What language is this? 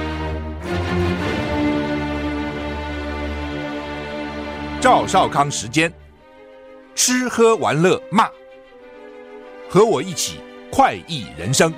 Chinese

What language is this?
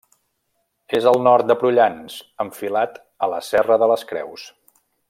Catalan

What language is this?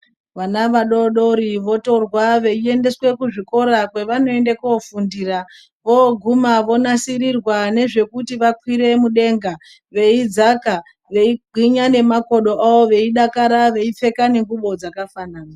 Ndau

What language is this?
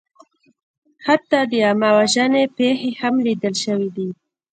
Pashto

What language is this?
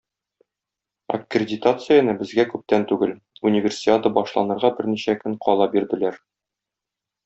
Tatar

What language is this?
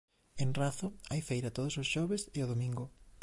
Galician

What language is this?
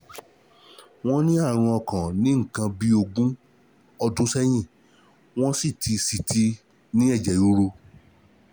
Yoruba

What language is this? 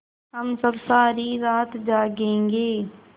Hindi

